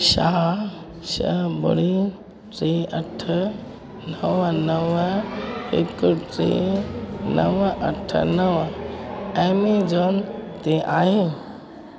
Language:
Sindhi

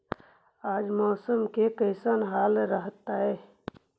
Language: Magahi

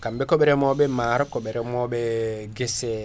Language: Fula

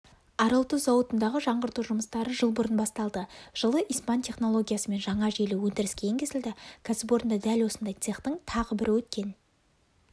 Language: Kazakh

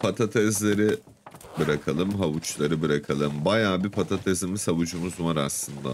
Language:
Turkish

